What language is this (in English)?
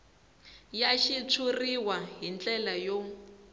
Tsonga